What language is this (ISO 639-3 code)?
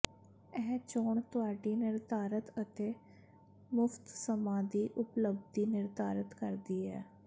pan